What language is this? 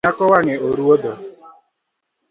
Luo (Kenya and Tanzania)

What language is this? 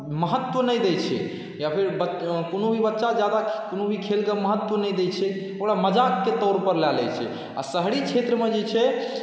Maithili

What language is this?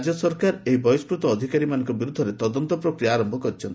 Odia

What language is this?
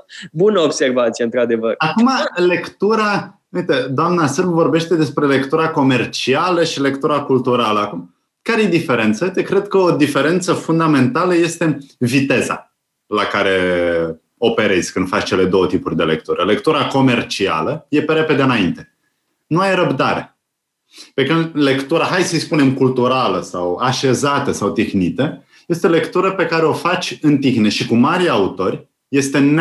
Romanian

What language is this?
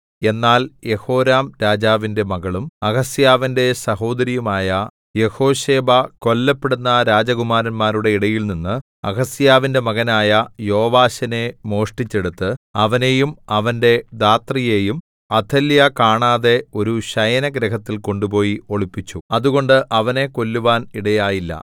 Malayalam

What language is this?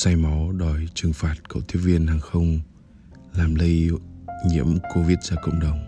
Vietnamese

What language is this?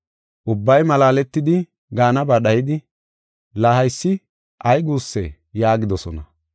Gofa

